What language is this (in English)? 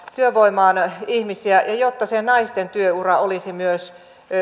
Finnish